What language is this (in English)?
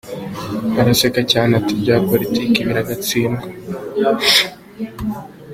Kinyarwanda